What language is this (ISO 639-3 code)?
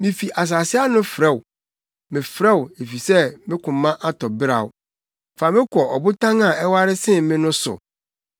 aka